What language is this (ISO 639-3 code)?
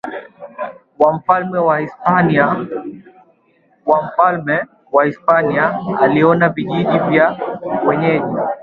swa